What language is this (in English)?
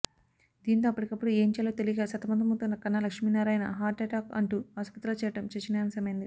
Telugu